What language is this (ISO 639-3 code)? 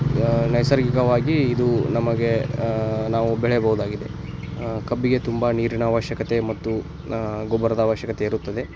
kan